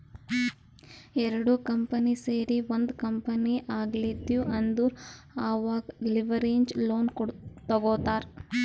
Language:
Kannada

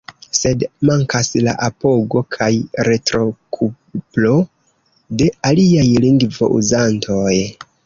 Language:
Esperanto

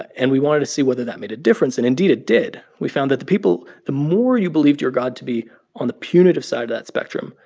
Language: English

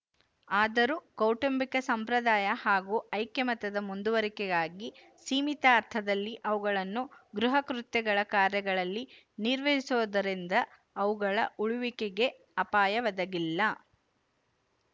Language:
Kannada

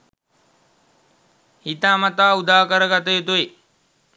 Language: Sinhala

